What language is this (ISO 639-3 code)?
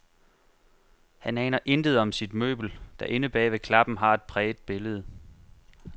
dan